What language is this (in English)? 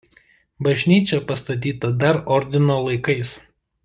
Lithuanian